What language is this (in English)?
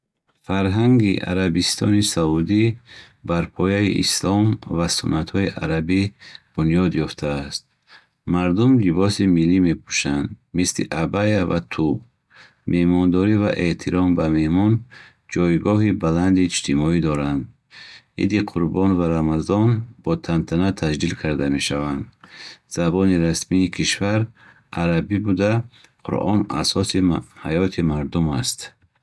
Bukharic